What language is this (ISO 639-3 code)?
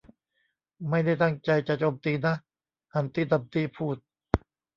tha